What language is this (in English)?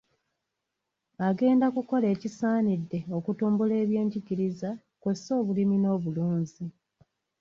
Ganda